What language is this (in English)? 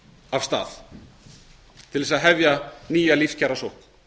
Icelandic